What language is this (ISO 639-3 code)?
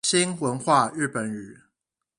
zho